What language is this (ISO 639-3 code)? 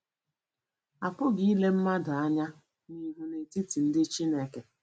ibo